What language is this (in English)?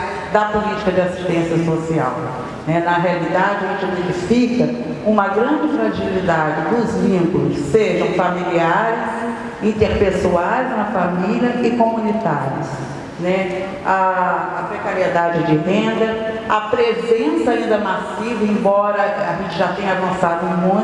Portuguese